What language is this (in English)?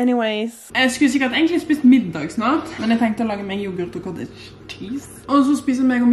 Norwegian